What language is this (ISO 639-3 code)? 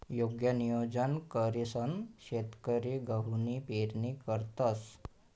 mar